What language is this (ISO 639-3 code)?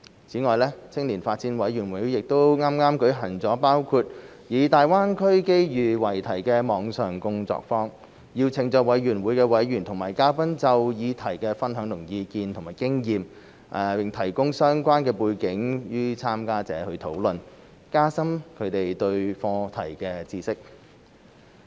yue